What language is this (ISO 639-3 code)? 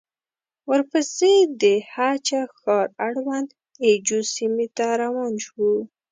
pus